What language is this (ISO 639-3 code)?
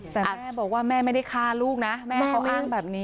tha